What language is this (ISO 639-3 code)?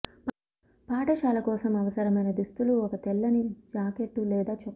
tel